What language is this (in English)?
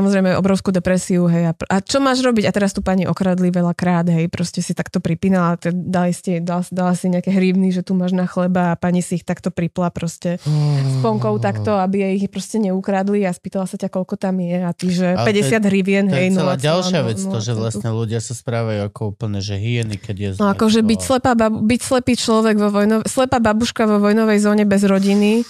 Slovak